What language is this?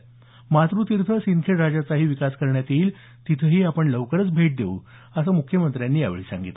Marathi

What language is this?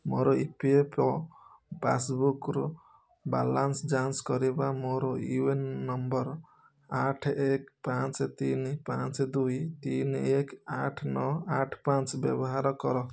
Odia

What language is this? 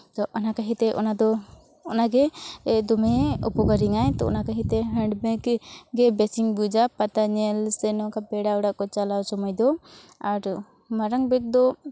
Santali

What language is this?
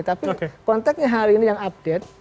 Indonesian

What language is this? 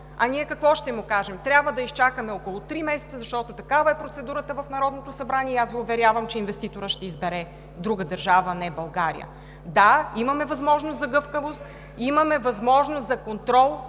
Bulgarian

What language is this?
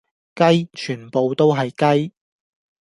Cantonese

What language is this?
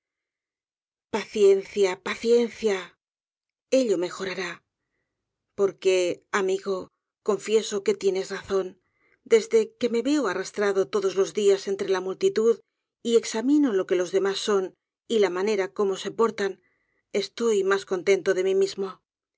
Spanish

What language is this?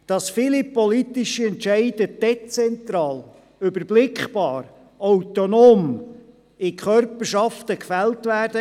Swiss German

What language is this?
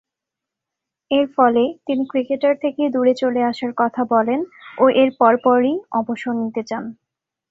Bangla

